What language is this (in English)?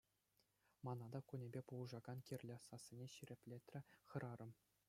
Chuvash